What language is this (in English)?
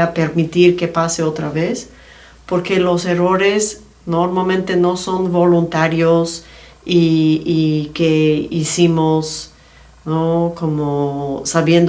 Spanish